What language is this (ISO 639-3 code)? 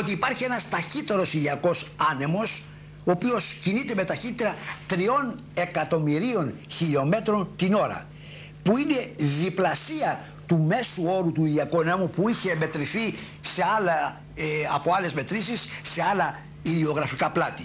ell